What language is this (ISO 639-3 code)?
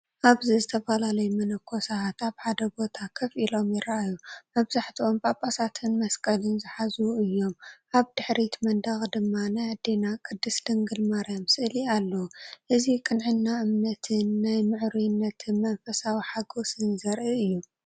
tir